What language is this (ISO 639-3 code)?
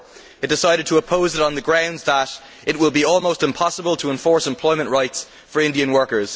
eng